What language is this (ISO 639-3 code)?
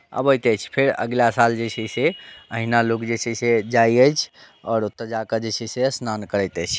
mai